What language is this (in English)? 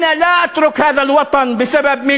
Hebrew